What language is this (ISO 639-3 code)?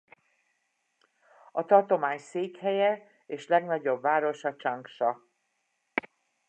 hun